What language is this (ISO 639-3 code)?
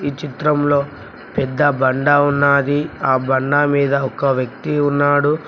tel